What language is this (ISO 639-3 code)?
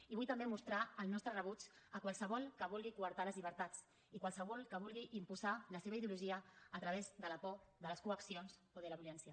cat